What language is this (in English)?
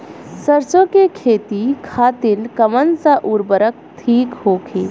Bhojpuri